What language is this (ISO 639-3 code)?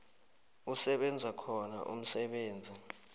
nbl